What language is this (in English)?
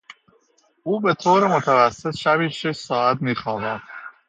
Persian